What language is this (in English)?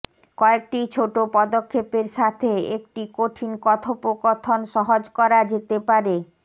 Bangla